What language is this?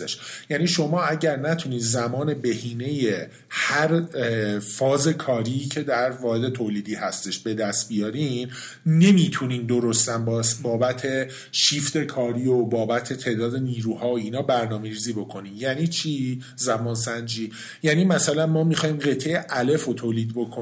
Persian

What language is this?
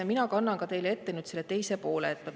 Estonian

